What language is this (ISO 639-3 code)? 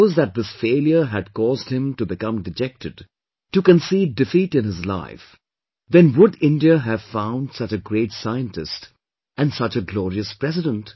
eng